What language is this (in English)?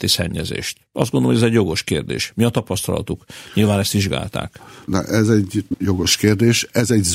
Hungarian